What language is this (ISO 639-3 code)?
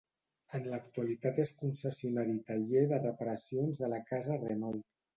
cat